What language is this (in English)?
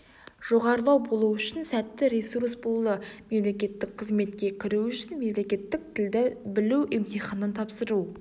Kazakh